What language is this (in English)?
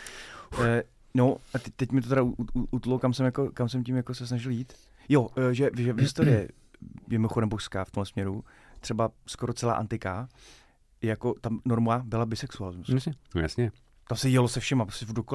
Czech